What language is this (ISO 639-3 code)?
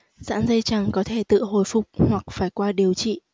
vie